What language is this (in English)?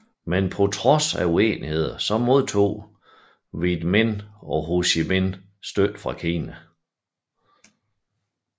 Danish